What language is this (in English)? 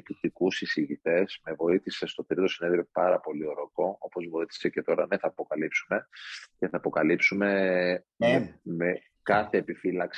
Greek